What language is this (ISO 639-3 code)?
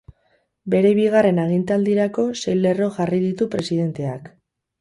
eus